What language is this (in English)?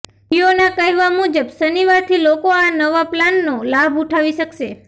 Gujarati